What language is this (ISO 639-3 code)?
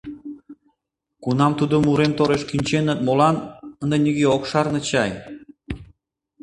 chm